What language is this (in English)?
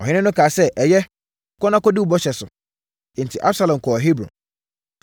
Akan